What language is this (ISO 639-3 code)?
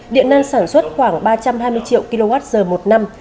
vie